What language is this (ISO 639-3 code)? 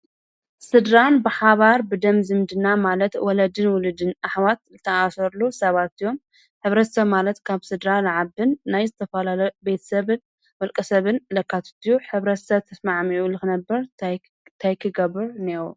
tir